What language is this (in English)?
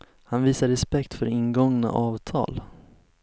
Swedish